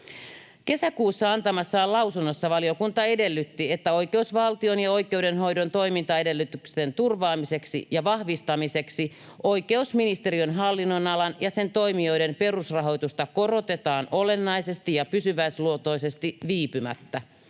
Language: Finnish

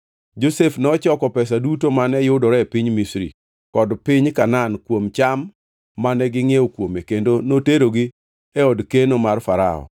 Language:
Luo (Kenya and Tanzania)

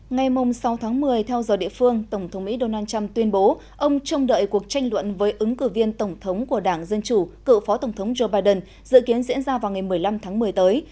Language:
Vietnamese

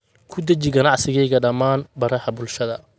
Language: Somali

